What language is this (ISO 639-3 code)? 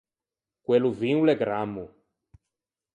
lij